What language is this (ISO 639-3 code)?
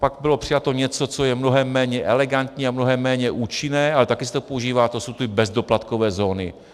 ces